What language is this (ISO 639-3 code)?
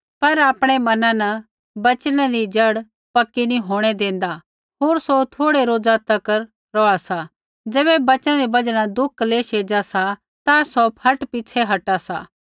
kfx